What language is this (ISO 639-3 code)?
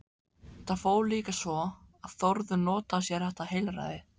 isl